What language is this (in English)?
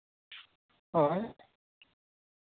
Santali